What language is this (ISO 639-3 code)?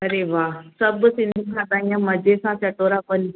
snd